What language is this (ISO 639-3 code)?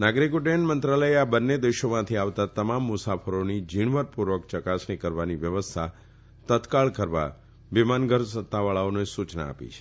guj